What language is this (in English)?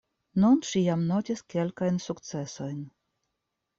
Esperanto